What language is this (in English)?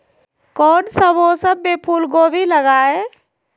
Magahi